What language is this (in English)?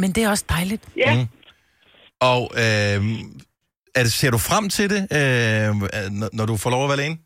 Danish